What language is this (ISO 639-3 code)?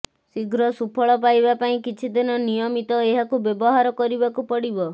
ori